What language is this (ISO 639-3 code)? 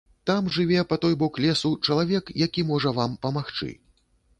bel